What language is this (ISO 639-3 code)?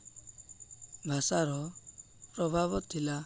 ori